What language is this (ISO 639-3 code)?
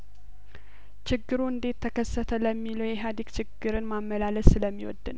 amh